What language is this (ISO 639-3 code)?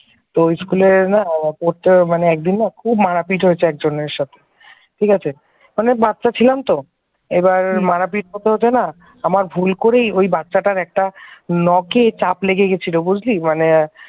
ben